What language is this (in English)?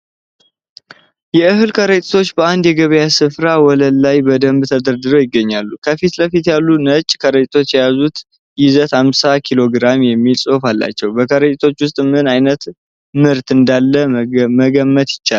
Amharic